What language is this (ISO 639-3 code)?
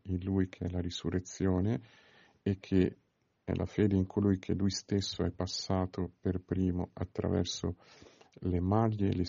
ita